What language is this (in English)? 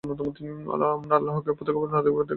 Bangla